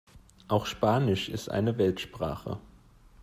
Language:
German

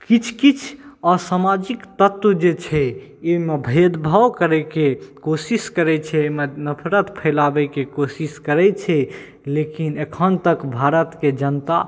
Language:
Maithili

